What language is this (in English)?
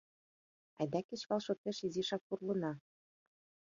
Mari